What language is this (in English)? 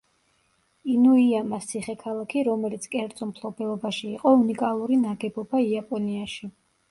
Georgian